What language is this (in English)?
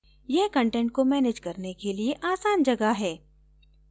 Hindi